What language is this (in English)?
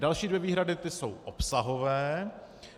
Czech